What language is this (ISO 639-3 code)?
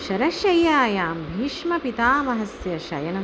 san